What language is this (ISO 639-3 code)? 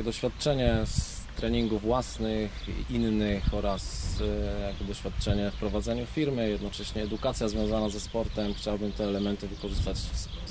pol